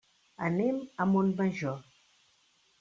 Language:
Catalan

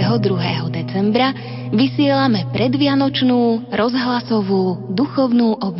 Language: Slovak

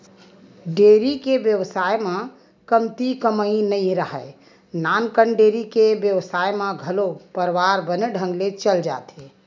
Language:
Chhattisgarhi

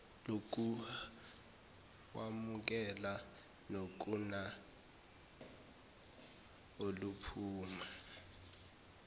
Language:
Zulu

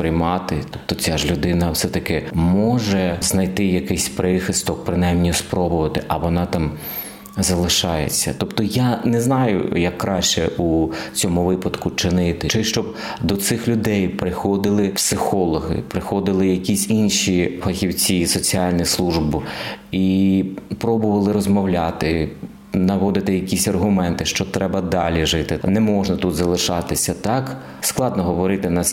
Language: Ukrainian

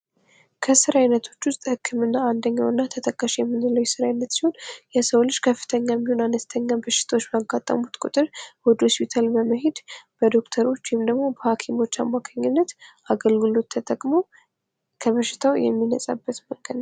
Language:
Amharic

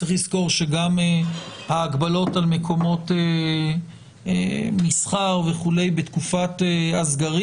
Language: Hebrew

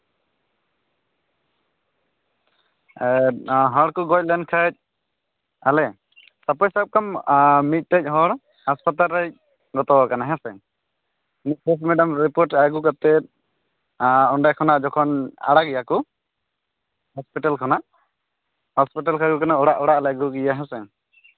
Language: Santali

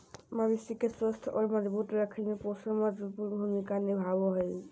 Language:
Magahi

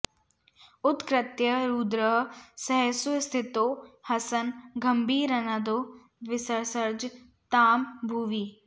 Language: Sanskrit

